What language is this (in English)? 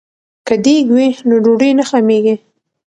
Pashto